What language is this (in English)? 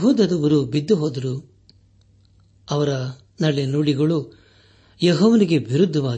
Kannada